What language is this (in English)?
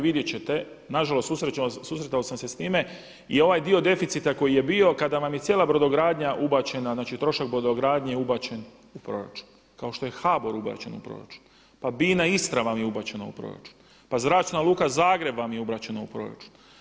Croatian